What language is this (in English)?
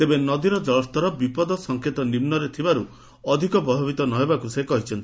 Odia